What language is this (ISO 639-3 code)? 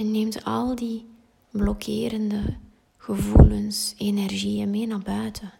nld